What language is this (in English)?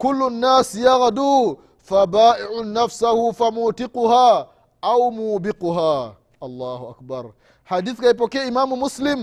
Swahili